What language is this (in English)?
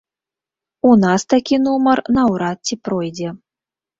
Belarusian